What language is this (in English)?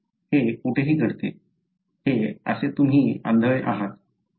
Marathi